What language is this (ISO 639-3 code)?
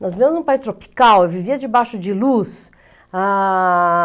por